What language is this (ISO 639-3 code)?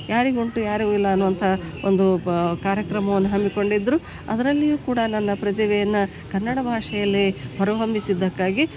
kan